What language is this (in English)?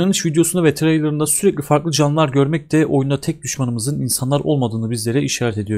Turkish